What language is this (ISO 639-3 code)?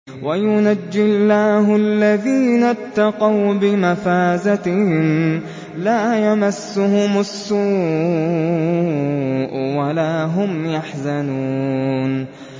ara